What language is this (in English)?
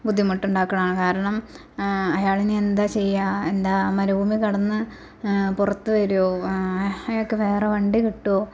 Malayalam